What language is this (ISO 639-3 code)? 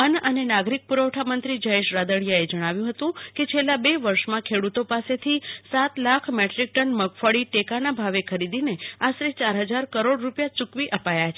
guj